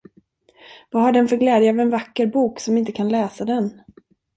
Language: Swedish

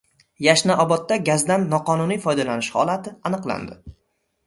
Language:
Uzbek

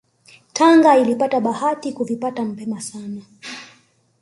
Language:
Swahili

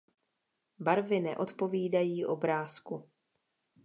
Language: Czech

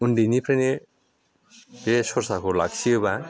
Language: Bodo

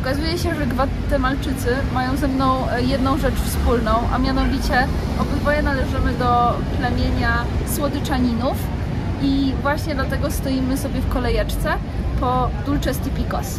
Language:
Polish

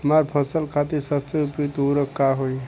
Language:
Bhojpuri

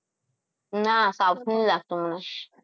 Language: Gujarati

